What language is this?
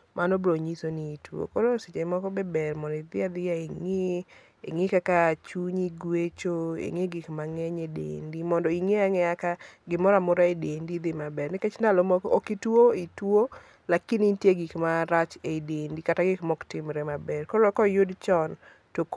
Luo (Kenya and Tanzania)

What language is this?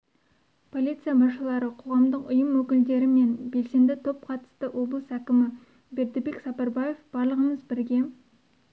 Kazakh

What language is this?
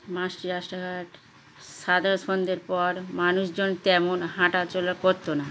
Bangla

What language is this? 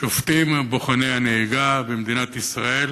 Hebrew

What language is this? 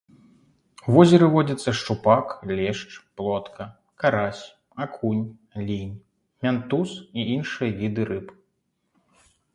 Belarusian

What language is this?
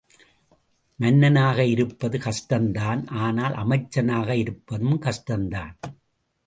Tamil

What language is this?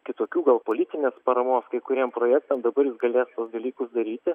Lithuanian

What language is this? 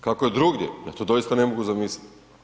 Croatian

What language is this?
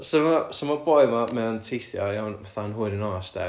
Welsh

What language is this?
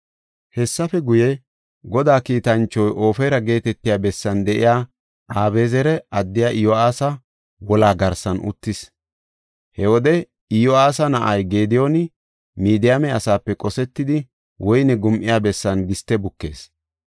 Gofa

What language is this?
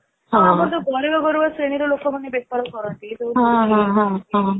Odia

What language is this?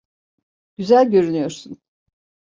Turkish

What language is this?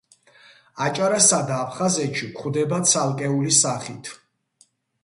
Georgian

